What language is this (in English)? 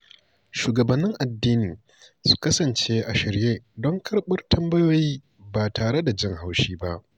Hausa